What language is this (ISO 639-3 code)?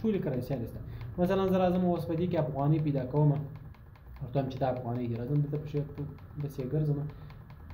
ara